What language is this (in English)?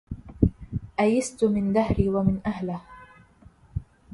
Arabic